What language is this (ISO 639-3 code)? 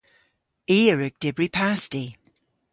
cor